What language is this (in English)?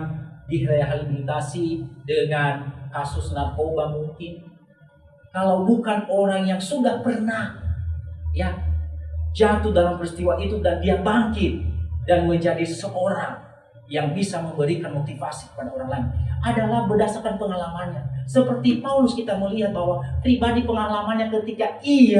Indonesian